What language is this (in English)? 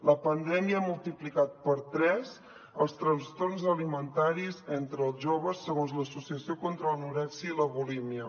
Catalan